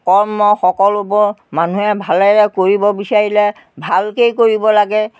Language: Assamese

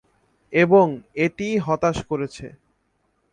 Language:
Bangla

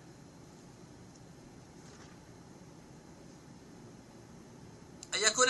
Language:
Arabic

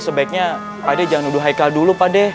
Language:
Indonesian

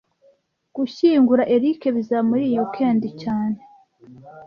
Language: Kinyarwanda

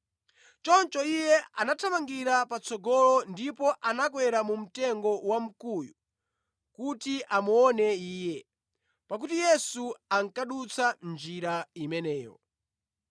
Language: Nyanja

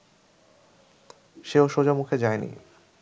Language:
Bangla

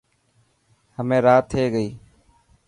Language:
Dhatki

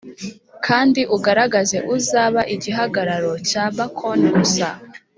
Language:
Kinyarwanda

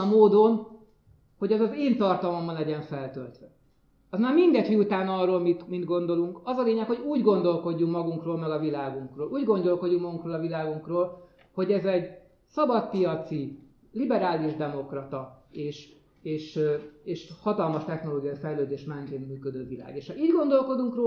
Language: Hungarian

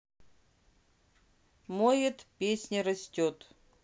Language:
Russian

